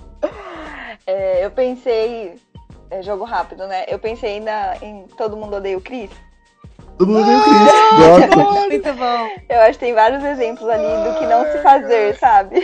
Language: Portuguese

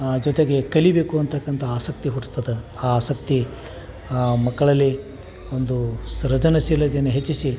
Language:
Kannada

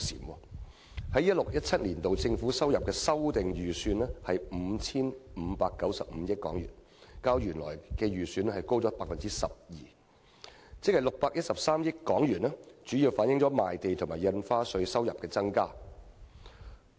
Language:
Cantonese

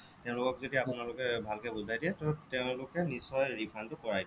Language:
Assamese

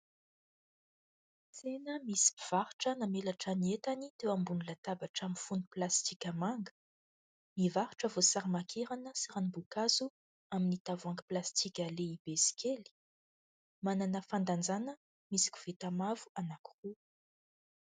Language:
Malagasy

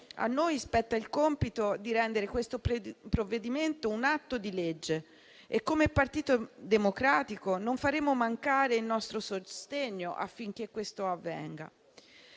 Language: Italian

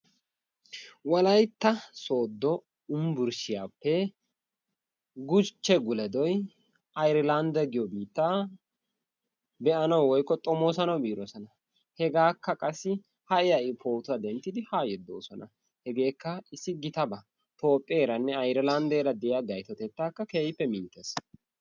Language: Wolaytta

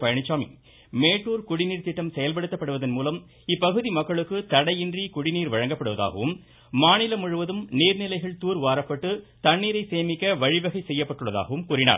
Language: Tamil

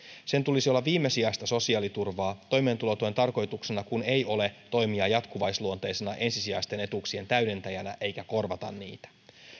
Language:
Finnish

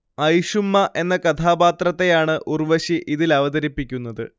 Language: Malayalam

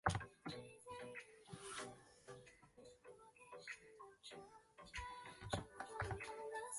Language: Chinese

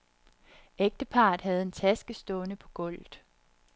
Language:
Danish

